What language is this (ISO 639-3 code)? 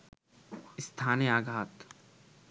ben